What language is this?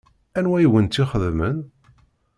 Kabyle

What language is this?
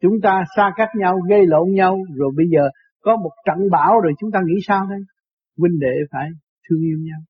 Vietnamese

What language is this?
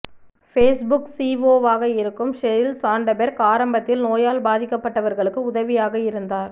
Tamil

